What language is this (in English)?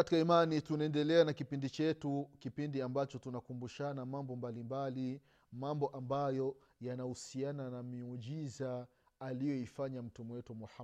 Swahili